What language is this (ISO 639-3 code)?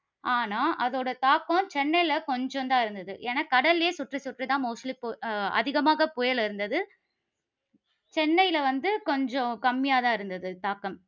tam